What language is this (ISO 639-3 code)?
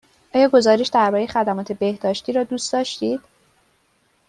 fas